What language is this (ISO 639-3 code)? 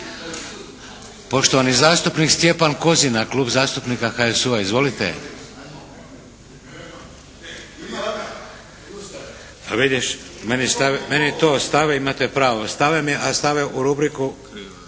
hrv